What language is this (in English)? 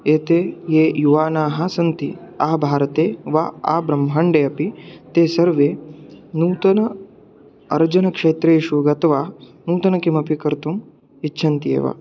Sanskrit